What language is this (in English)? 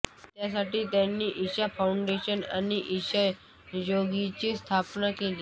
Marathi